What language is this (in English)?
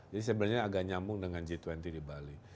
Indonesian